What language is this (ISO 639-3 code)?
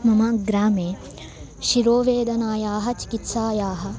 san